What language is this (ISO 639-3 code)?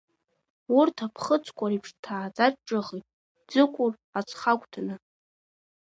abk